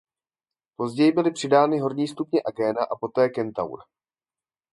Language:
Czech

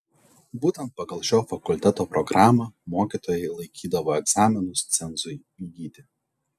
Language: Lithuanian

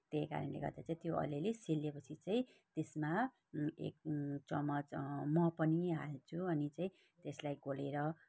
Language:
Nepali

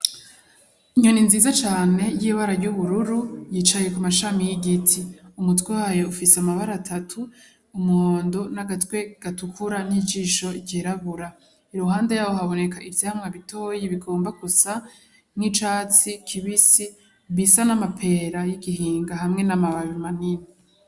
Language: Rundi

